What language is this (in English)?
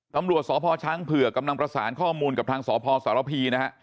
Thai